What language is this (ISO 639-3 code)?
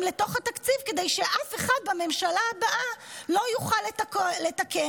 heb